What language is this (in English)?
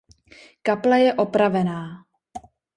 Czech